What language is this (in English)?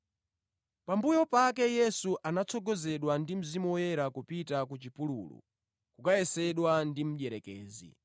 Nyanja